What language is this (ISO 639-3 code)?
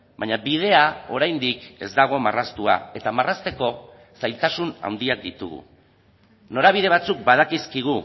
eus